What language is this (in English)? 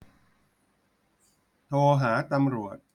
Thai